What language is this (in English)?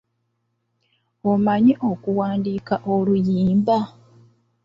Ganda